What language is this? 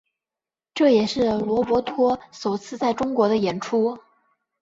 Chinese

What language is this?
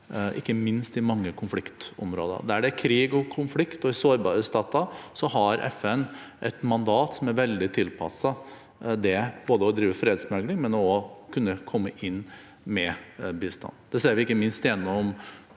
Norwegian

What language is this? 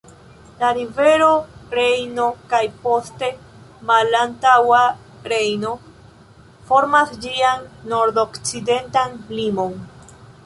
Esperanto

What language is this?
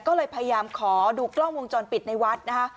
Thai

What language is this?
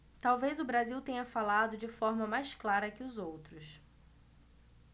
Portuguese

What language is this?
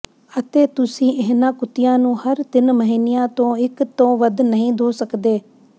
Punjabi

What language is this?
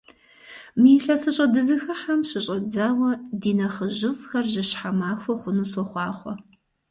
Kabardian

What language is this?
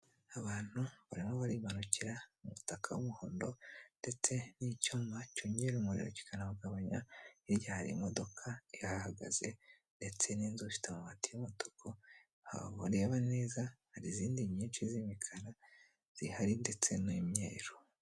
Kinyarwanda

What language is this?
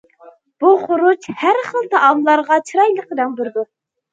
Uyghur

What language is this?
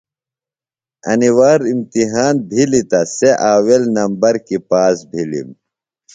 Phalura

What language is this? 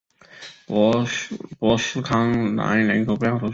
Chinese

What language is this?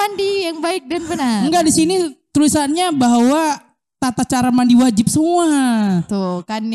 Indonesian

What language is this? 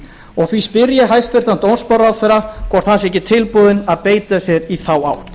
Icelandic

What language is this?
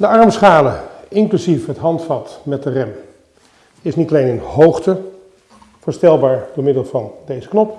Dutch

